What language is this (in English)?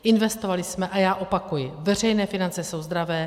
Czech